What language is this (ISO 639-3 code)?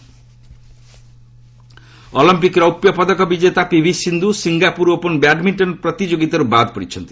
ori